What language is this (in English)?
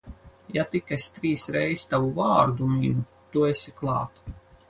Latvian